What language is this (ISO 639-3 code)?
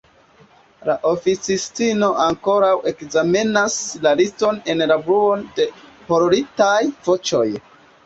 epo